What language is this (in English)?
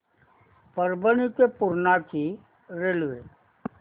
Marathi